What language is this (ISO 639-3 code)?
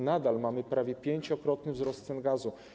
pol